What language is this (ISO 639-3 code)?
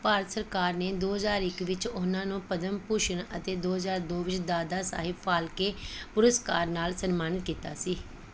pan